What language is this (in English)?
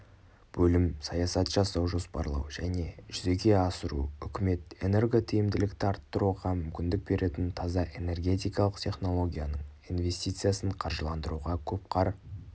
Kazakh